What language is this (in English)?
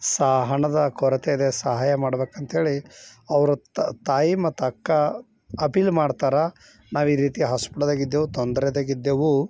Kannada